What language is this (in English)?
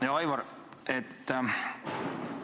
Estonian